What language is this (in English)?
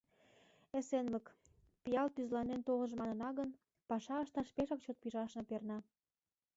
Mari